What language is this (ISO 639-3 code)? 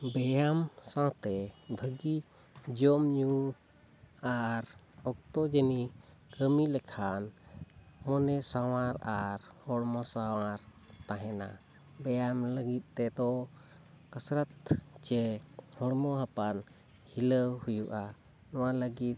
sat